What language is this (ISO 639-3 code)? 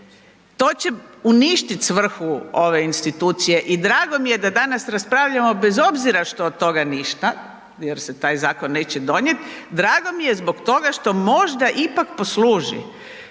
hrv